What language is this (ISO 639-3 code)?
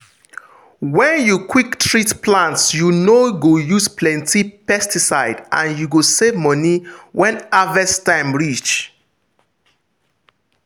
pcm